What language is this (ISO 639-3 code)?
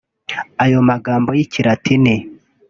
kin